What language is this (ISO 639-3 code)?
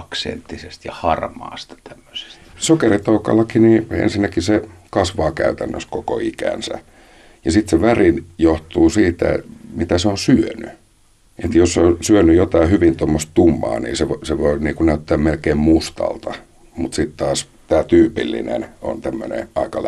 fin